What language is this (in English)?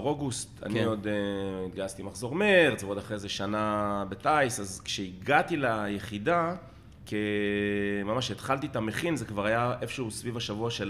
Hebrew